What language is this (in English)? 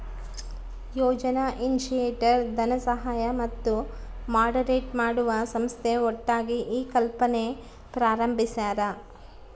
Kannada